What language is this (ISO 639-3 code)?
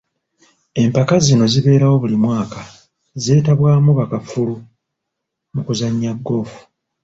lug